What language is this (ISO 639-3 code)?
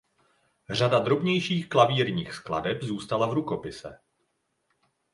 ces